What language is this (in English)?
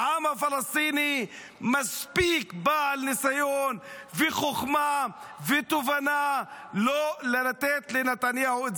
Hebrew